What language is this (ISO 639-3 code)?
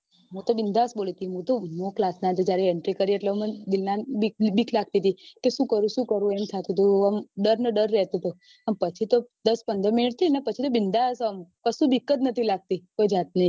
guj